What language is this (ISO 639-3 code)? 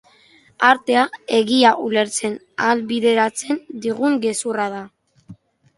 eus